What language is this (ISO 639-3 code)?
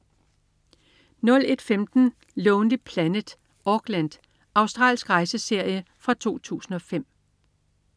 dan